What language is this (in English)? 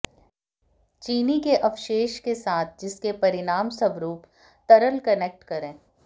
Hindi